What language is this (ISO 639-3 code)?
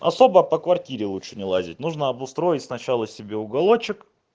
rus